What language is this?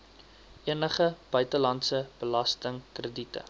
Afrikaans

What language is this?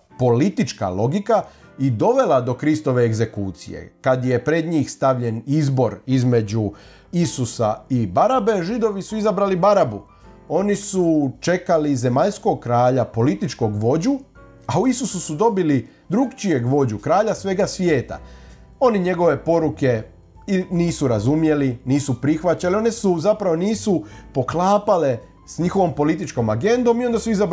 Croatian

